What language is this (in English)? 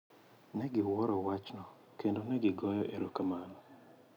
Luo (Kenya and Tanzania)